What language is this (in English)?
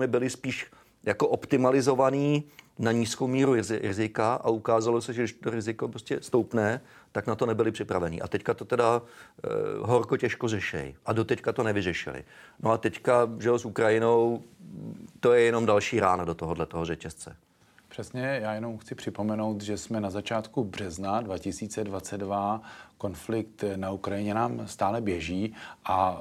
Czech